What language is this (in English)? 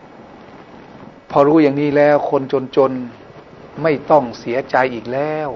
Thai